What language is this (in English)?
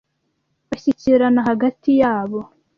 Kinyarwanda